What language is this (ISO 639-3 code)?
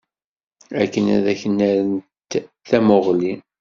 kab